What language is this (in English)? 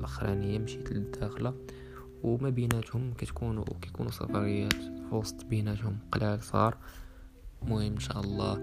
Arabic